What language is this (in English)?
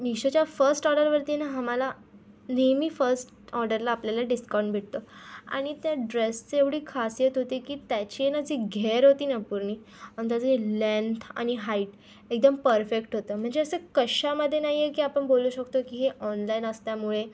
Marathi